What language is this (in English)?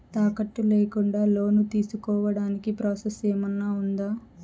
Telugu